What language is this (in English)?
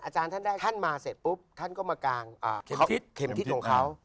Thai